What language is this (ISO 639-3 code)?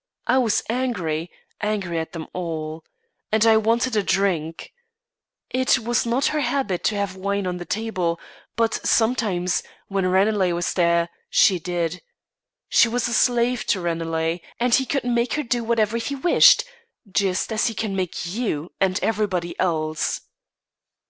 eng